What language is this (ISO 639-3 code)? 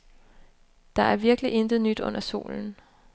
dan